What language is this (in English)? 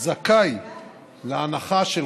Hebrew